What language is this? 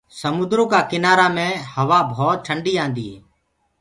Gurgula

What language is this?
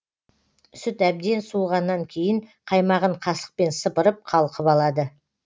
Kazakh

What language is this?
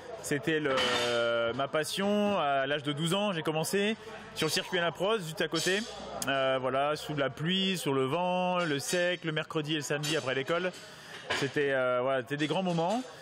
French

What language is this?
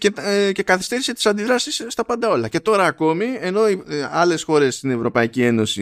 Greek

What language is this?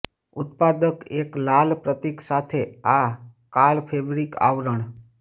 Gujarati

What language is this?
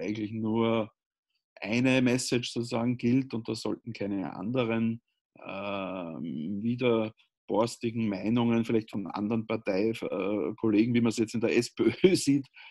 German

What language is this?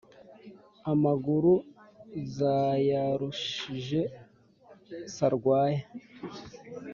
Kinyarwanda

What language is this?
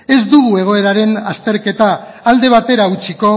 Basque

